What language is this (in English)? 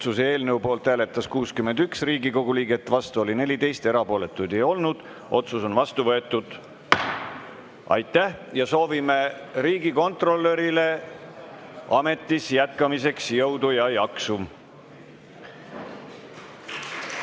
Estonian